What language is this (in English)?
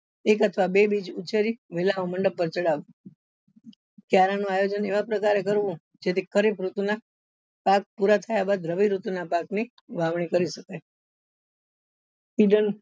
Gujarati